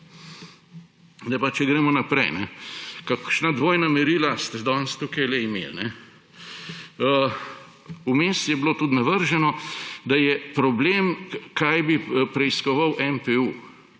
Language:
Slovenian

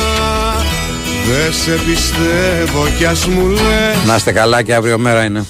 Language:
Greek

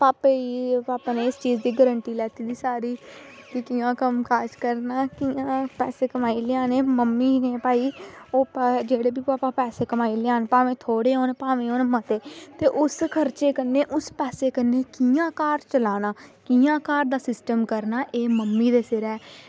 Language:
Dogri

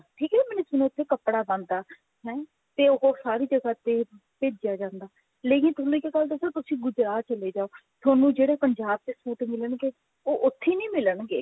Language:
Punjabi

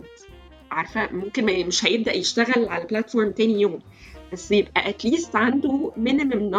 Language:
Arabic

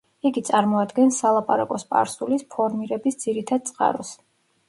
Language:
Georgian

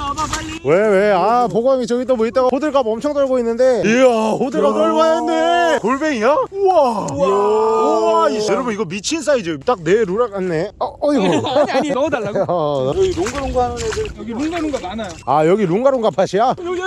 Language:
Korean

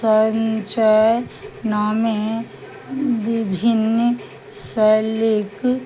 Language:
Maithili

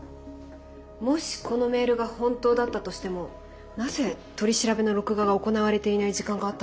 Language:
Japanese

